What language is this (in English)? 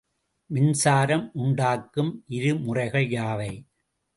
Tamil